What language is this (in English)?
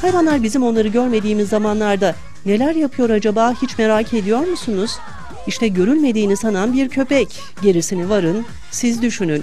Turkish